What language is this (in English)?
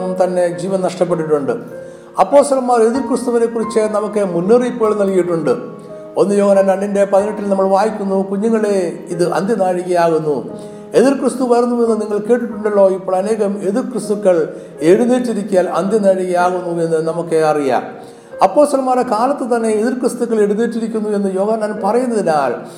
Malayalam